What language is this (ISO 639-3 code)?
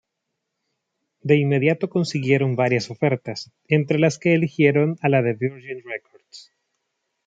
spa